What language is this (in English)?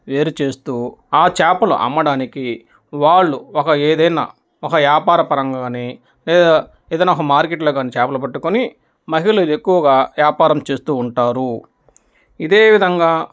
Telugu